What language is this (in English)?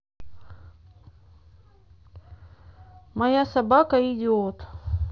Russian